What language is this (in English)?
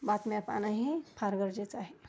Marathi